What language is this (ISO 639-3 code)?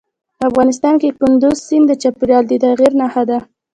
pus